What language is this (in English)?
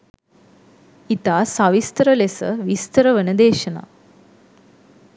Sinhala